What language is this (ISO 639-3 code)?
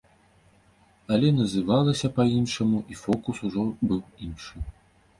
bel